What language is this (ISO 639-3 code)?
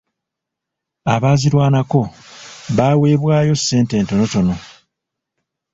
lug